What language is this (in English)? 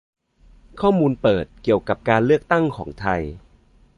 Thai